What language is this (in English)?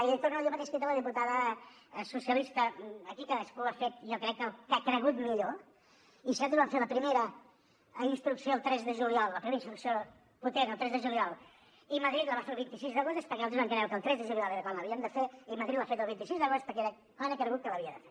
Catalan